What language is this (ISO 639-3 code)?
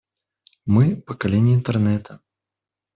rus